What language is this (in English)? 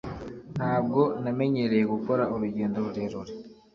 Kinyarwanda